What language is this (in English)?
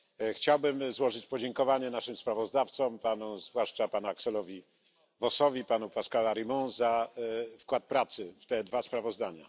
Polish